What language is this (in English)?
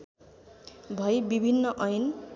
Nepali